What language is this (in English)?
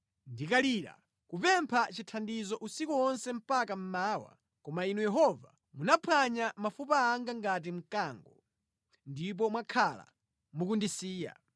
Nyanja